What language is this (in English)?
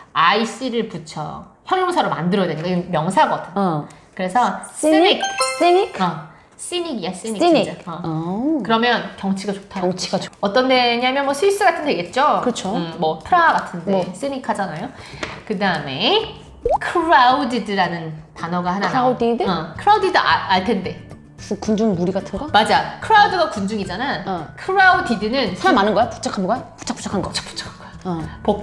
Korean